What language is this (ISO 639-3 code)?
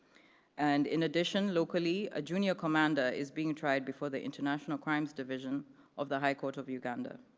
eng